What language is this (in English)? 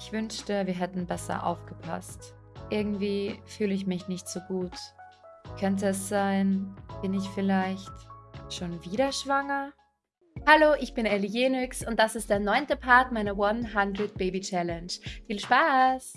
German